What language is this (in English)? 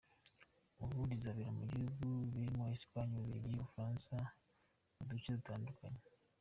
Kinyarwanda